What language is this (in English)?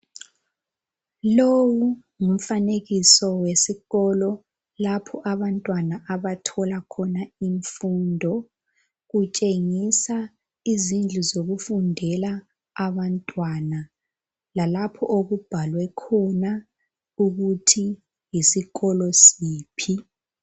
North Ndebele